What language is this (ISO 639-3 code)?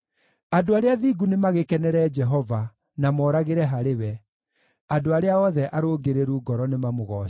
kik